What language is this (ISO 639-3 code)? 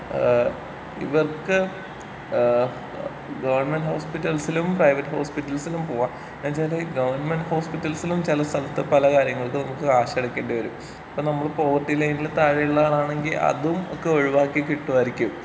mal